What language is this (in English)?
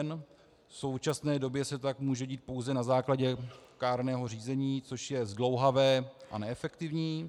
Czech